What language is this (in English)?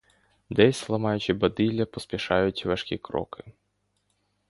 Ukrainian